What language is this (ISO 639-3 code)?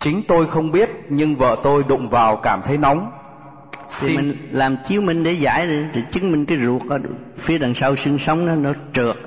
vie